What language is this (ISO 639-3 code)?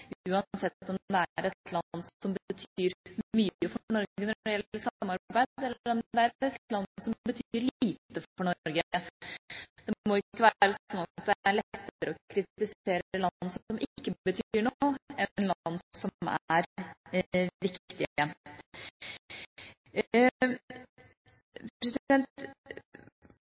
nob